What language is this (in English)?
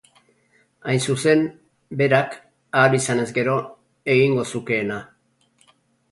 Basque